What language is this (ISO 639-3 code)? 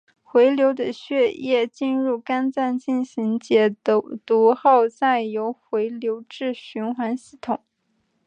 zho